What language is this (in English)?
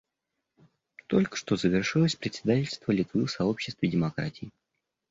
Russian